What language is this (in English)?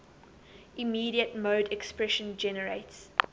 English